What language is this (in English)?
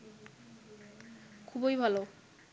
Bangla